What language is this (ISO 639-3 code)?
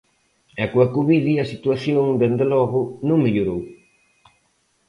glg